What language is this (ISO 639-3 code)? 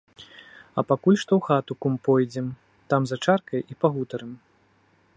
bel